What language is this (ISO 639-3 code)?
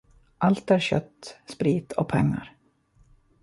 swe